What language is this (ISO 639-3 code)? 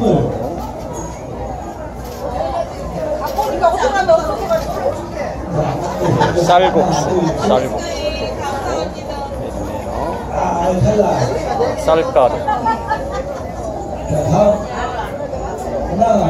kor